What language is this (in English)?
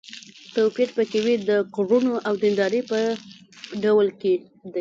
Pashto